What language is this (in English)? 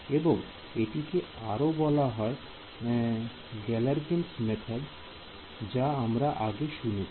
Bangla